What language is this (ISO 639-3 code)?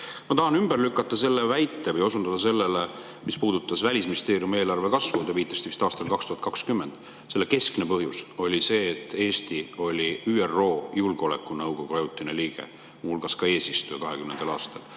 est